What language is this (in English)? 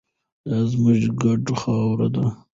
Pashto